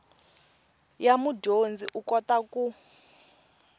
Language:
Tsonga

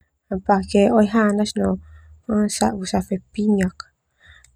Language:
Termanu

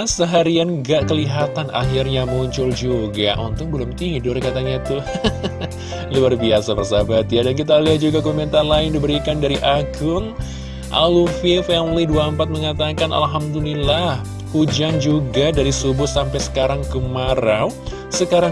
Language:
Indonesian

